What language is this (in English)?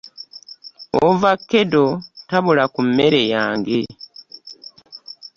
Ganda